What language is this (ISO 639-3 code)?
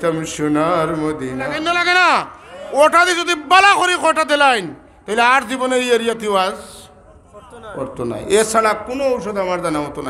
ara